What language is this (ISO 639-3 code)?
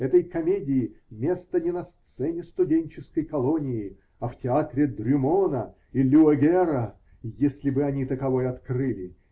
rus